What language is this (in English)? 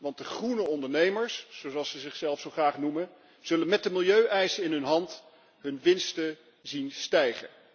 Dutch